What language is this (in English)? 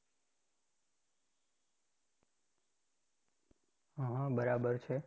Gujarati